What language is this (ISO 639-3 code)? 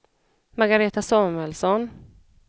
swe